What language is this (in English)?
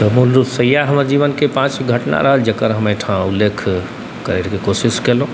Maithili